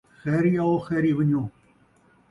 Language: Saraiki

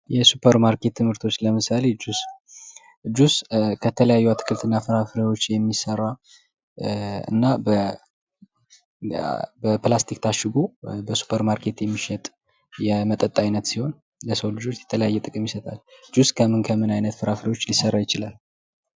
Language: Amharic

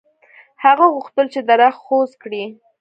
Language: Pashto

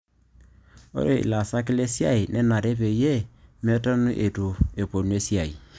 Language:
Masai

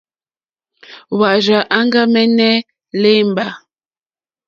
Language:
Mokpwe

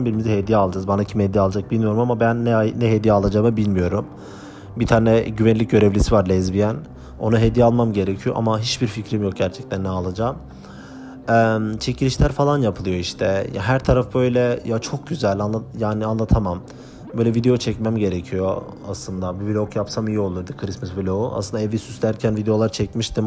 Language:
Turkish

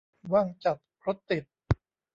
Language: Thai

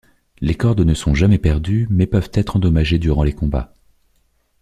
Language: French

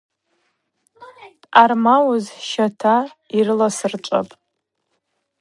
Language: Abaza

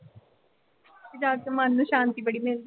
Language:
Punjabi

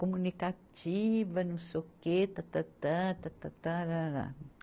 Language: Portuguese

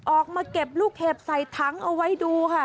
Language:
Thai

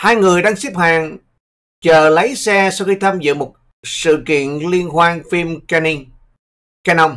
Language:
Vietnamese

